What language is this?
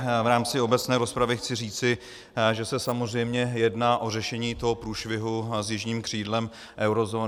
Czech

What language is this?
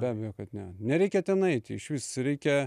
Lithuanian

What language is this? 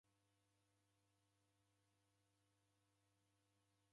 Taita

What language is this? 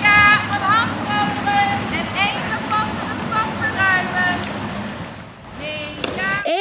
Dutch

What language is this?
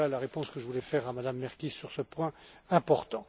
French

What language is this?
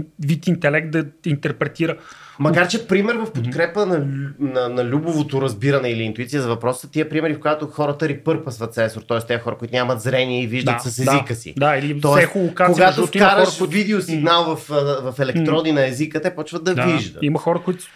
Bulgarian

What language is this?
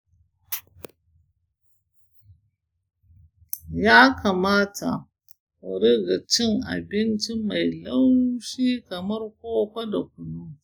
Hausa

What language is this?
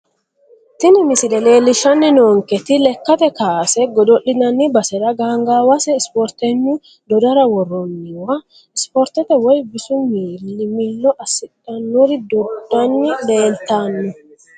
Sidamo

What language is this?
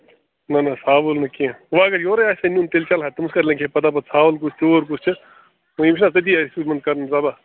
Kashmiri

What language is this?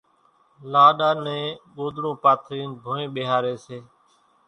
Kachi Koli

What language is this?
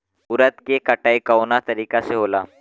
Bhojpuri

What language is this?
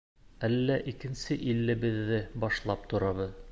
Bashkir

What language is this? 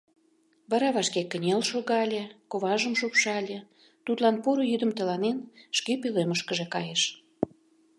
Mari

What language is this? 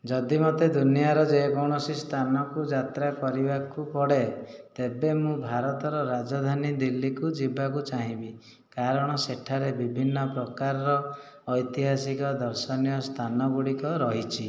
Odia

